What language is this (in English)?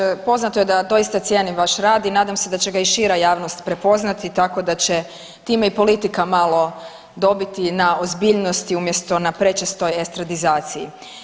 Croatian